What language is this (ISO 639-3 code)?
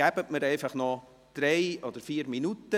gsw